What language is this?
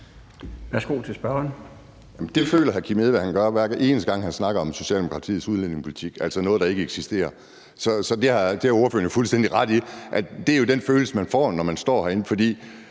Danish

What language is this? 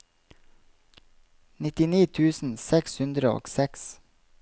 Norwegian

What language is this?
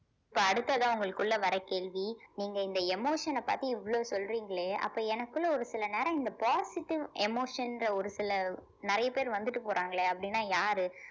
Tamil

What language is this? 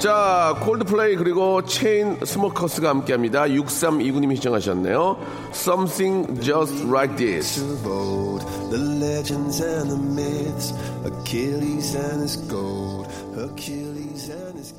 Korean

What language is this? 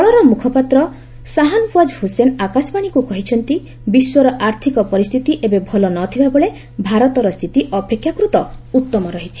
Odia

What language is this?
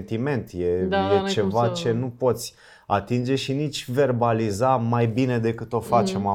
Romanian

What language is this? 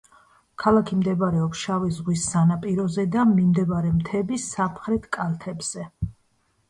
Georgian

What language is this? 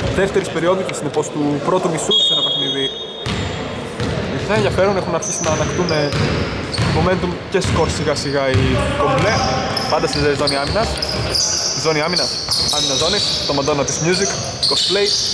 Greek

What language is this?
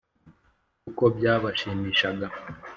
Kinyarwanda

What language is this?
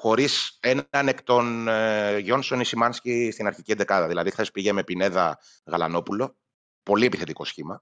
Greek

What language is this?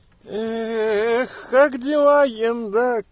Russian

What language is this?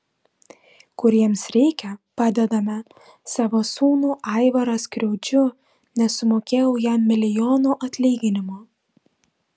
Lithuanian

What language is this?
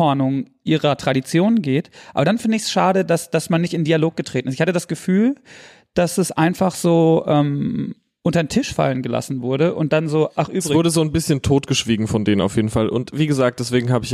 German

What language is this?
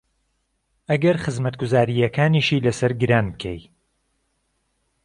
Central Kurdish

